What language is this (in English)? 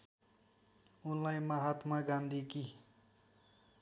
Nepali